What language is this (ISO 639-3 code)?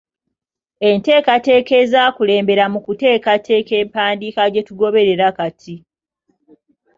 lug